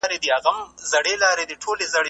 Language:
Pashto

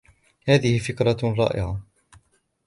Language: Arabic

